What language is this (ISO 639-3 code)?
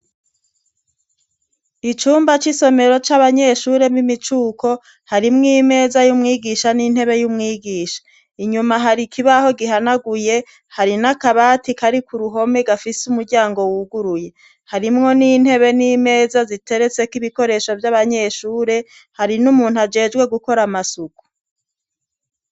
run